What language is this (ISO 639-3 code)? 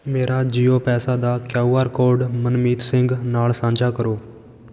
pan